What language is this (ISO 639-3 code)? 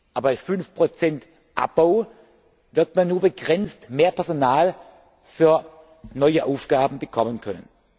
deu